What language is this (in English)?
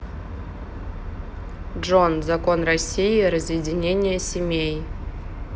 Russian